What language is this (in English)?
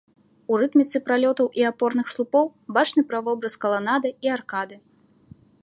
Belarusian